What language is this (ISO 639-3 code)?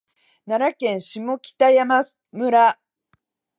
jpn